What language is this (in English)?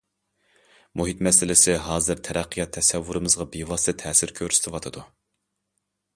Uyghur